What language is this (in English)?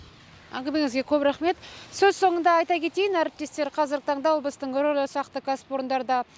Kazakh